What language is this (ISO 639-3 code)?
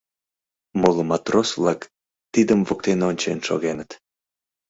chm